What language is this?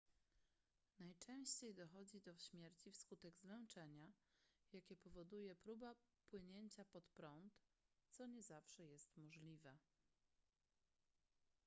Polish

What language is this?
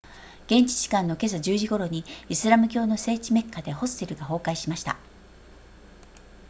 Japanese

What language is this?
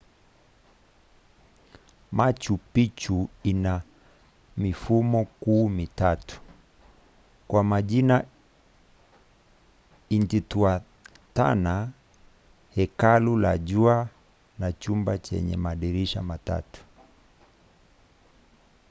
Swahili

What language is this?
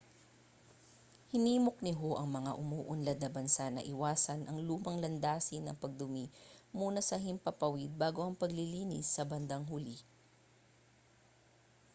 Filipino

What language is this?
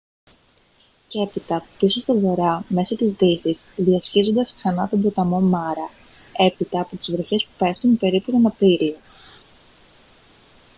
Greek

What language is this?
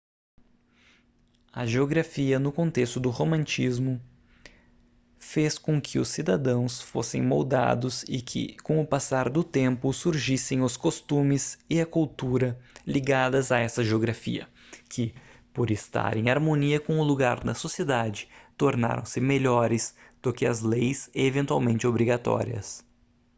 Portuguese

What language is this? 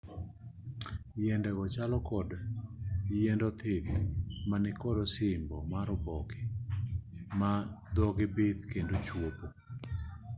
Luo (Kenya and Tanzania)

